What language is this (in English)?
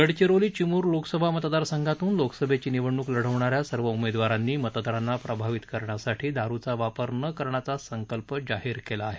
Marathi